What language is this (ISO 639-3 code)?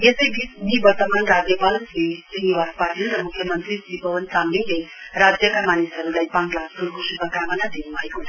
nep